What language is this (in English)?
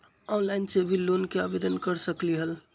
Magahi